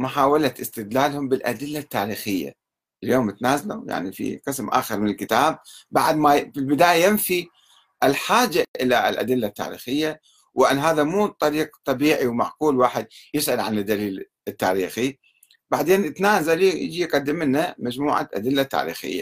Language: Arabic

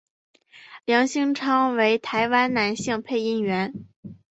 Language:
Chinese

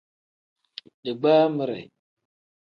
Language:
Tem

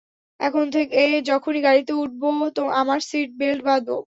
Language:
Bangla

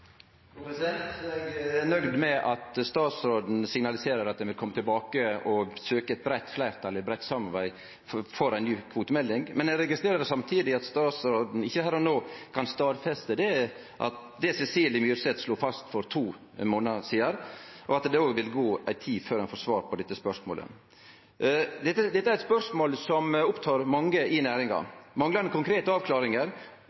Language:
Norwegian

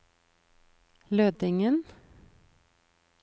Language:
Norwegian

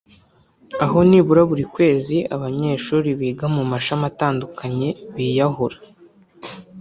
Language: Kinyarwanda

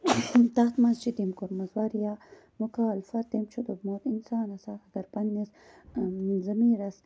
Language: Kashmiri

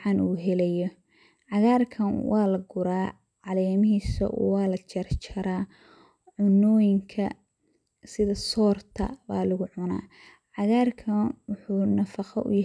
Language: Somali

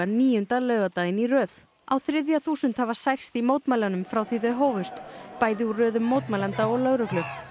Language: Icelandic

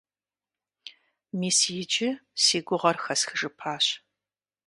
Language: Kabardian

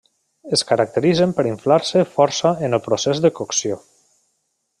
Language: Catalan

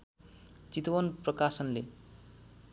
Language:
Nepali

